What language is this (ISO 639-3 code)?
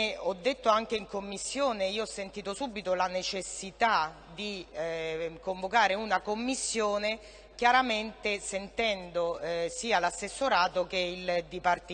ita